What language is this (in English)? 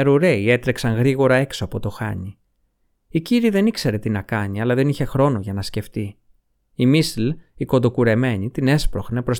Greek